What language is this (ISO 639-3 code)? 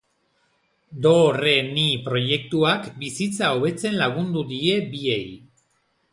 eus